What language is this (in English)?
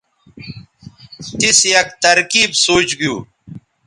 Bateri